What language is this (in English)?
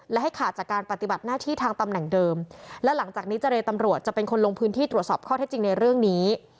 Thai